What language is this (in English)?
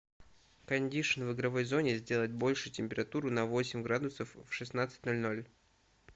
Russian